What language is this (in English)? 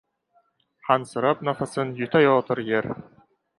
Uzbek